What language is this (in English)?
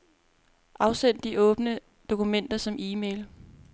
Danish